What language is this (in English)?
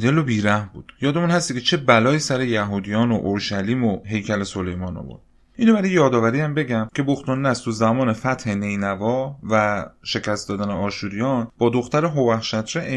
Persian